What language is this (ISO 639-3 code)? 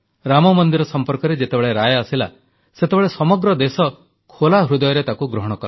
ori